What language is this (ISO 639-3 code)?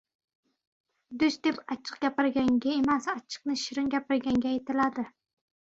uzb